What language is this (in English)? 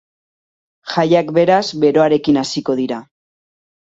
Basque